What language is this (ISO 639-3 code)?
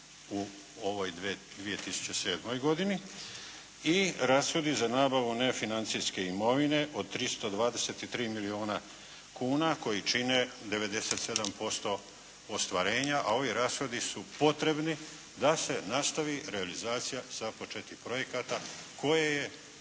hrv